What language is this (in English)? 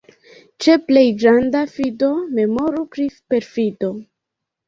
Esperanto